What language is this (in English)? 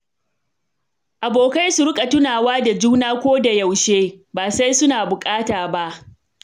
Hausa